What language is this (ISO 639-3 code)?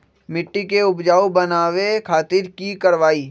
mag